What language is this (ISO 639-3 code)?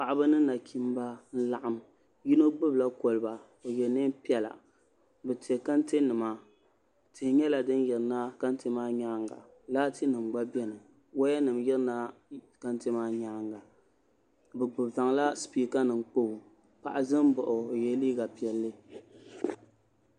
dag